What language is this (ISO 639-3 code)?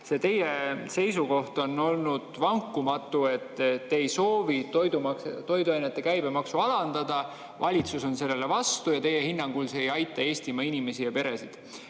est